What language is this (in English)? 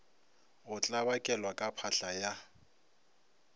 Northern Sotho